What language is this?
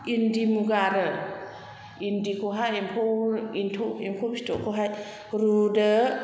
Bodo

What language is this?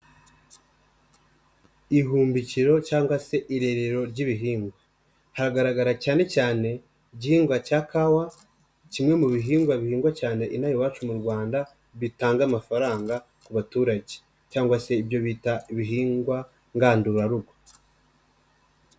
Kinyarwanda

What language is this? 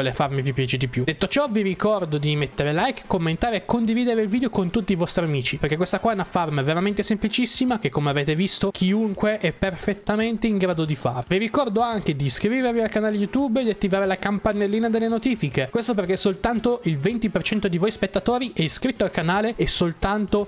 Italian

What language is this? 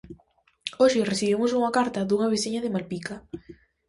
Galician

